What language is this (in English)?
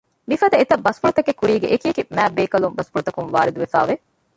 Divehi